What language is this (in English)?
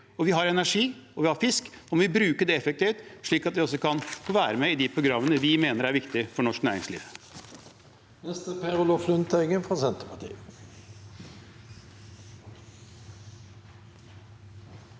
Norwegian